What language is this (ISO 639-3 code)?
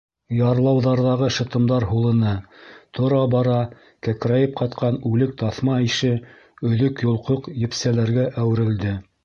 bak